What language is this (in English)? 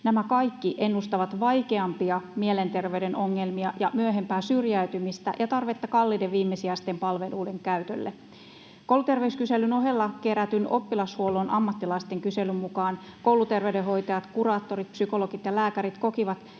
Finnish